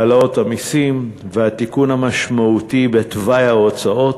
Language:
Hebrew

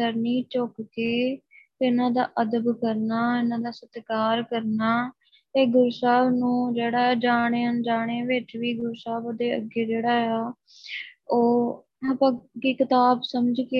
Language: Punjabi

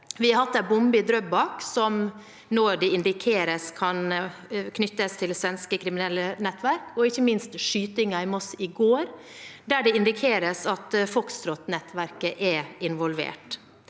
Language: Norwegian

